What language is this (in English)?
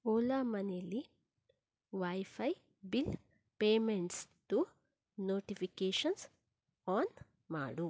Kannada